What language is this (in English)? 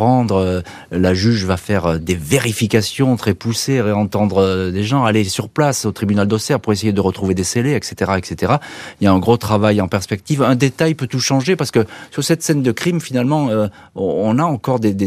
French